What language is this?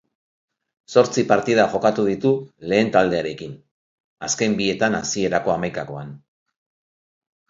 Basque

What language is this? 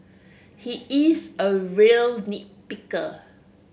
English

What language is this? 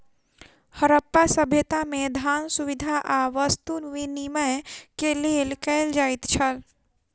Maithili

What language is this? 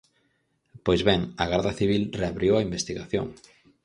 Galician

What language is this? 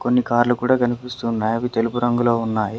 Telugu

